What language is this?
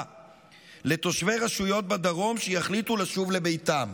Hebrew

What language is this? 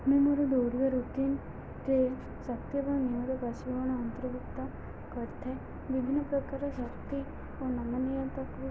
Odia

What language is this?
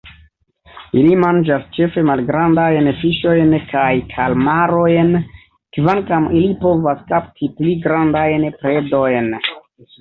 Esperanto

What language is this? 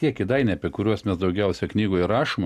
Lithuanian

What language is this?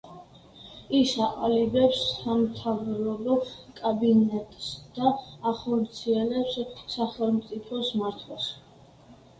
Georgian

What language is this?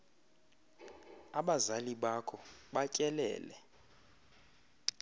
Xhosa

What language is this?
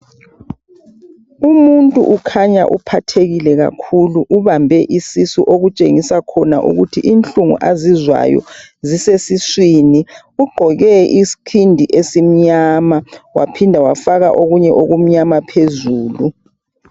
North Ndebele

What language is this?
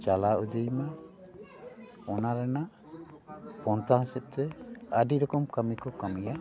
Santali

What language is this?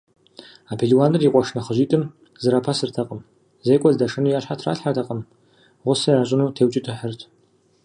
Kabardian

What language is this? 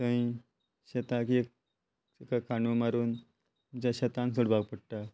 Konkani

